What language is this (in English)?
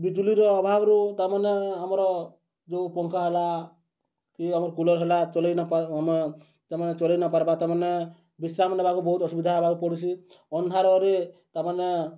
Odia